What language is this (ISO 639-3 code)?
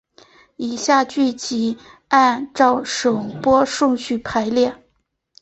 zho